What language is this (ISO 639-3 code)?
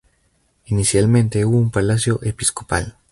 spa